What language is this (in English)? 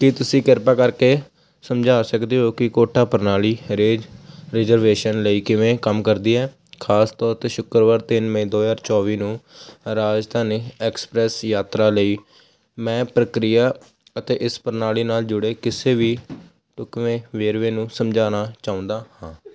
Punjabi